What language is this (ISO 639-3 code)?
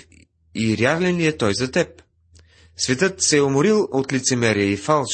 bul